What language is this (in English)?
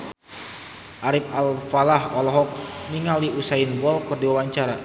Sundanese